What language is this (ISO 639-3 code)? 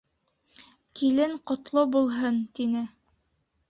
bak